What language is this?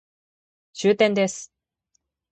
Japanese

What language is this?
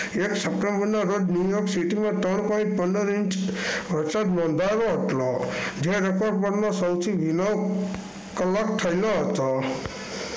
Gujarati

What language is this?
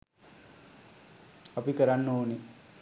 Sinhala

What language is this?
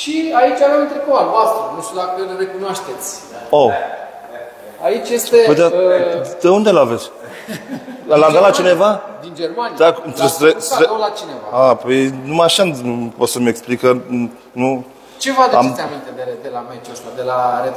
Romanian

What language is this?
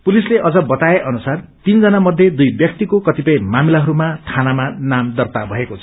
Nepali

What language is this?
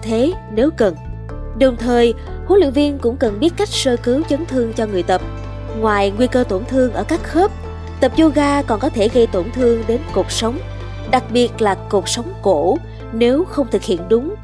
Vietnamese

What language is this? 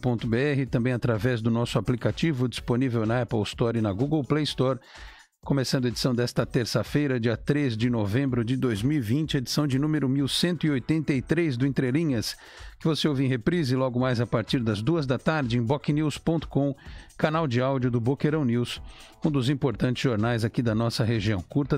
Portuguese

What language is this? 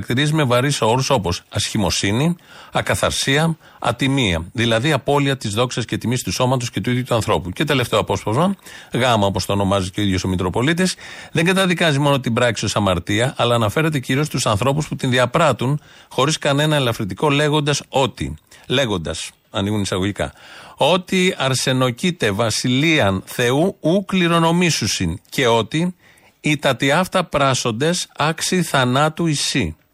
Greek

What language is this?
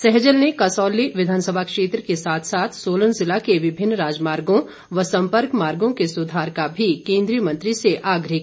Hindi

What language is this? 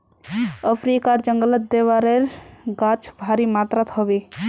Magahi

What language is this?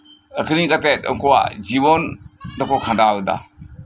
Santali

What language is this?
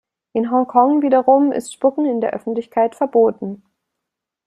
German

